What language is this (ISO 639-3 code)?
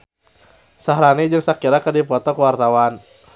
sun